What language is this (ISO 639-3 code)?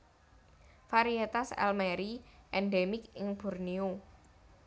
jav